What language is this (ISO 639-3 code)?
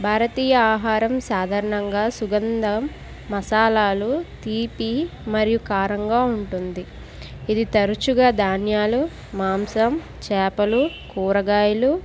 tel